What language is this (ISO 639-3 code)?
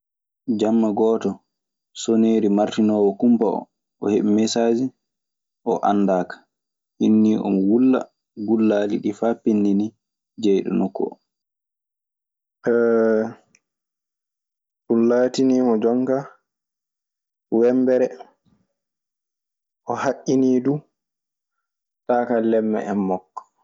ffm